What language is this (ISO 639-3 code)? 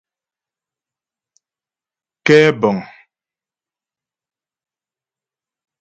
bbj